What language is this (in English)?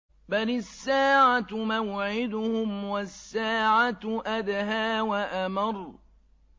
Arabic